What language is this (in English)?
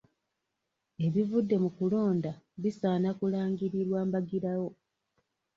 Ganda